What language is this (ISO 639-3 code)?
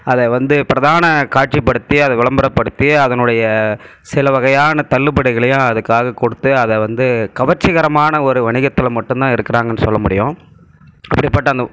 tam